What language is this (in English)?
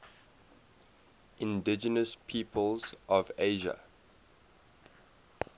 English